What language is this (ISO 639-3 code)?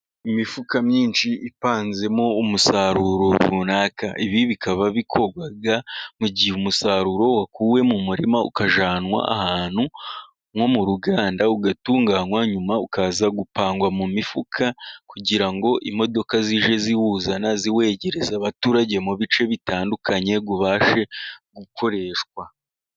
kin